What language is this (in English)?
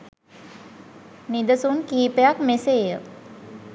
Sinhala